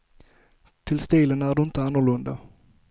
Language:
Swedish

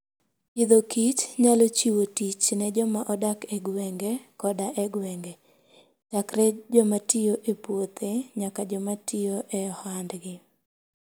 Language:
Luo (Kenya and Tanzania)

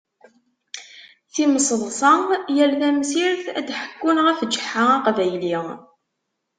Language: Kabyle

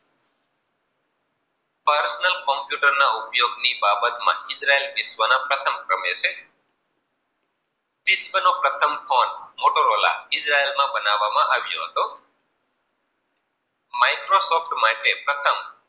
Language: Gujarati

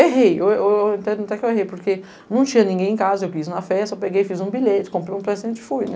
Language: Portuguese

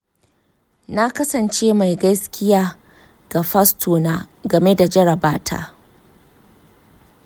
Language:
Hausa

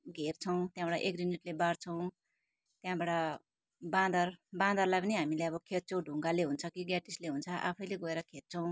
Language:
Nepali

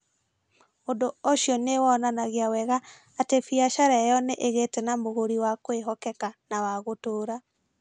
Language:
Kikuyu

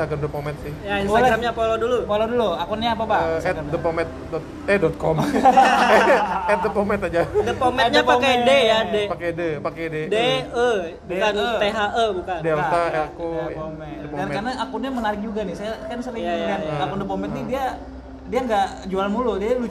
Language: Indonesian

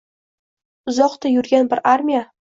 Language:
Uzbek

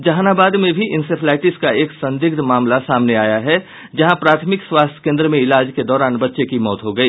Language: Hindi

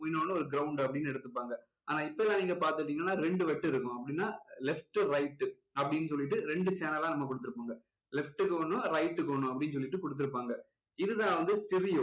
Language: Tamil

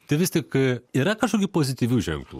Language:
Lithuanian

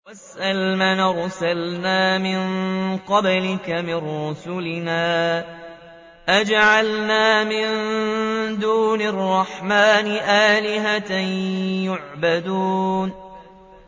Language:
Arabic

